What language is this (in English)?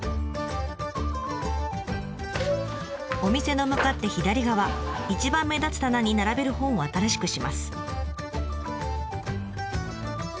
Japanese